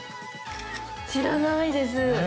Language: Japanese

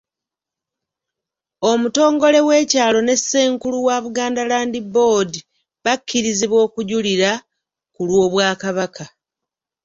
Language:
Ganda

